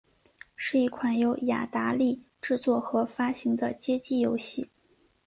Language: Chinese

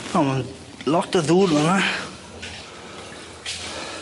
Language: Welsh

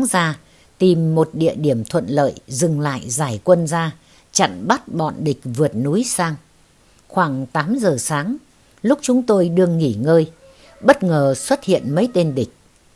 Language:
Vietnamese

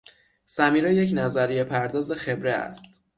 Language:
Persian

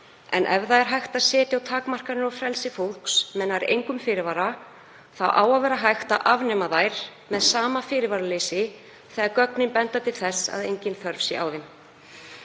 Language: Icelandic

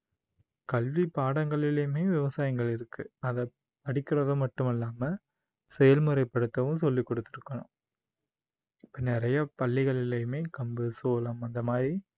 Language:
Tamil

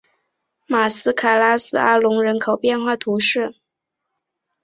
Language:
Chinese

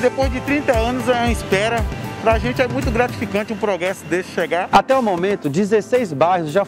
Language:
Portuguese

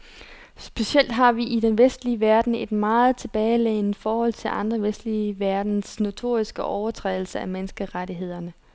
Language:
Danish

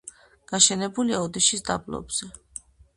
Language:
Georgian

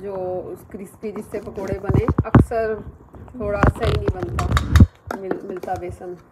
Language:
Hindi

